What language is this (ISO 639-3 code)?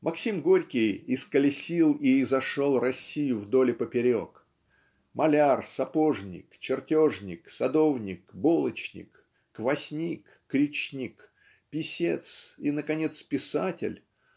rus